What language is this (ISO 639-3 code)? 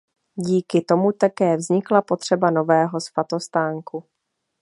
ces